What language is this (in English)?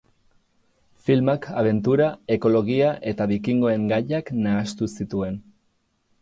Basque